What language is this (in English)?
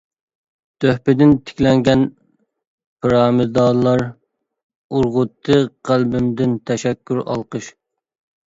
Uyghur